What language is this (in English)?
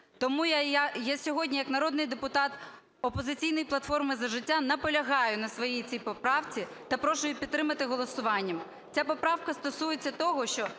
Ukrainian